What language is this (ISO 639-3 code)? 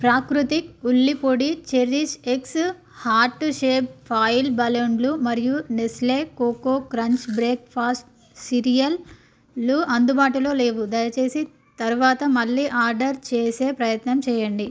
tel